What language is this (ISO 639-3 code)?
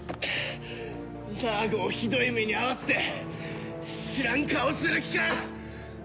jpn